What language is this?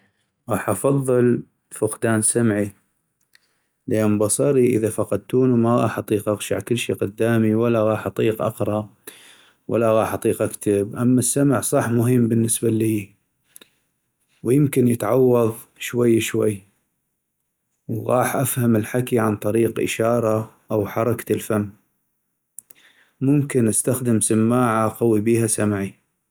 North Mesopotamian Arabic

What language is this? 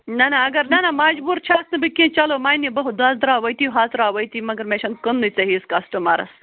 Kashmiri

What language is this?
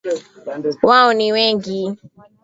Swahili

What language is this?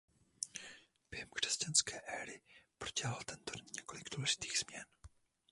Czech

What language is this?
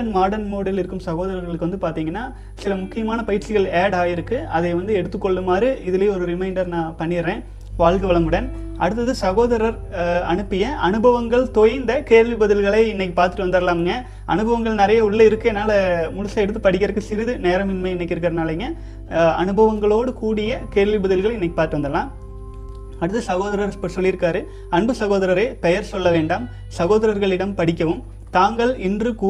Tamil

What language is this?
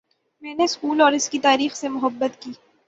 Urdu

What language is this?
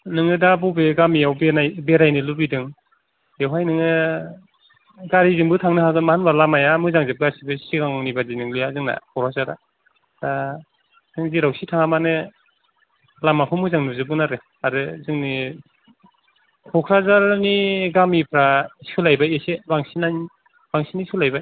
Bodo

